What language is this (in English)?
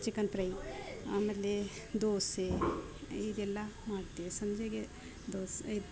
Kannada